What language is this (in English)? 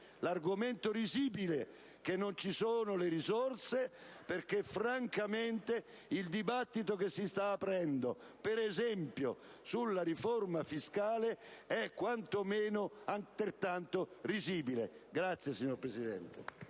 Italian